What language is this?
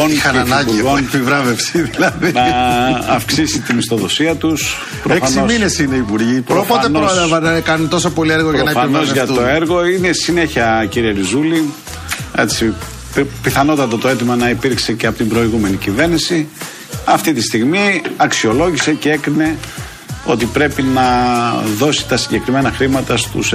Greek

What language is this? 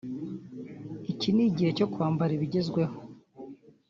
Kinyarwanda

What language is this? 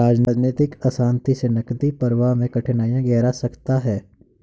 Hindi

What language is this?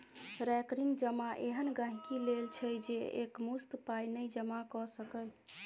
Maithili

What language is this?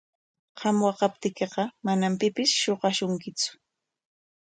Corongo Ancash Quechua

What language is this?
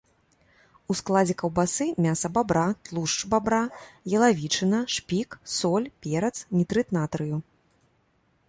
Belarusian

